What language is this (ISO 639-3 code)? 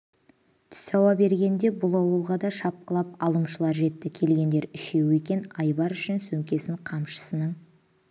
kaz